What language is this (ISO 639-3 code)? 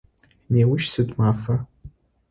ady